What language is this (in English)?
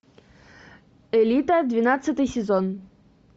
Russian